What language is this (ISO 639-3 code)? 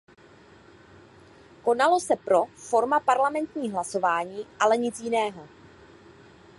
ces